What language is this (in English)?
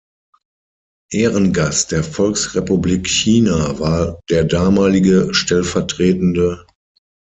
German